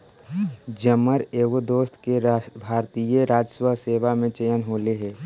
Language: Magahi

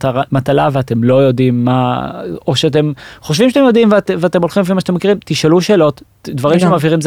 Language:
Hebrew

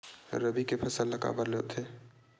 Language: Chhattisgarhi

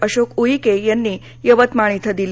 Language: Marathi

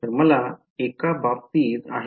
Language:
Marathi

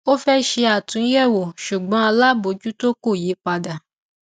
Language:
Yoruba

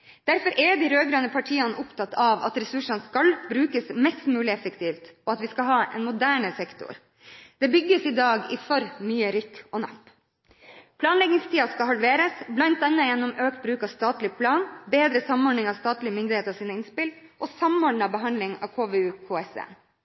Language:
Norwegian Bokmål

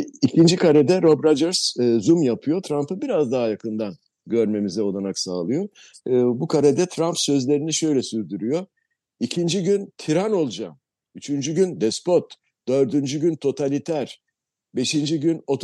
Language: Turkish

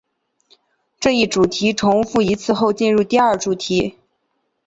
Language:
Chinese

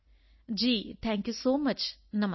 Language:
Punjabi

